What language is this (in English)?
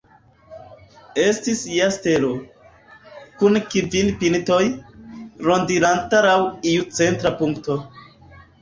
Esperanto